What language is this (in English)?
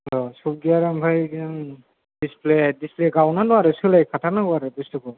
Bodo